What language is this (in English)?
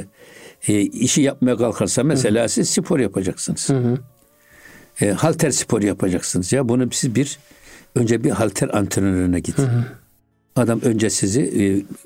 Turkish